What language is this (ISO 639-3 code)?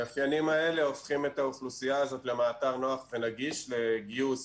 heb